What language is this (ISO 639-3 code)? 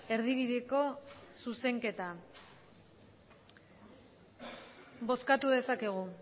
eus